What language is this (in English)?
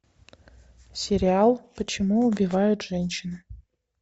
Russian